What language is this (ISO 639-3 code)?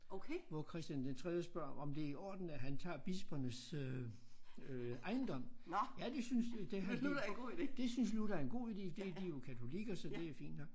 dan